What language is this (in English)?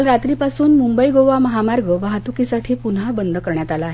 Marathi